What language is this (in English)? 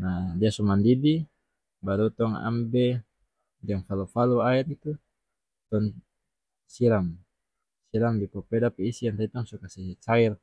North Moluccan Malay